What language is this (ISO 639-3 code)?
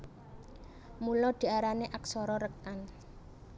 jav